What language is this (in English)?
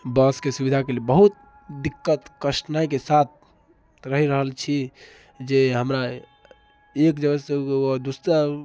Maithili